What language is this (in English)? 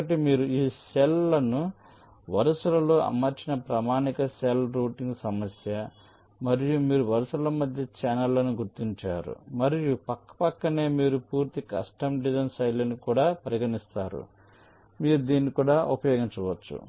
Telugu